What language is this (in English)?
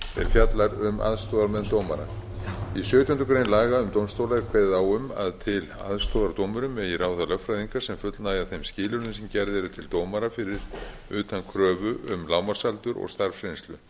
Icelandic